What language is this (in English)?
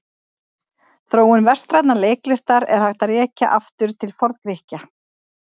Icelandic